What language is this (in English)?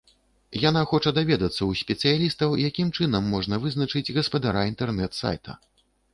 Belarusian